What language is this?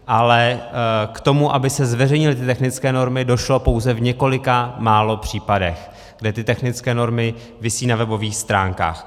Czech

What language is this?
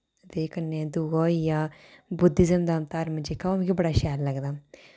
Dogri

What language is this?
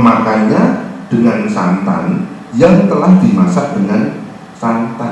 Indonesian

